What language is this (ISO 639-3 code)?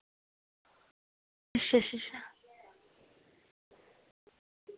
doi